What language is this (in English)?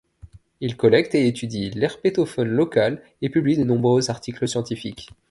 French